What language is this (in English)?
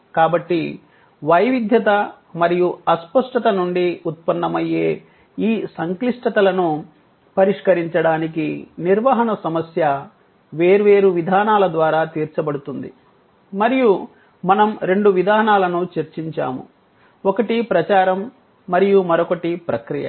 Telugu